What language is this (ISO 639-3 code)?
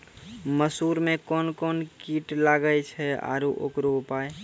mai